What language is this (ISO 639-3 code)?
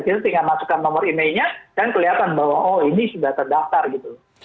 ind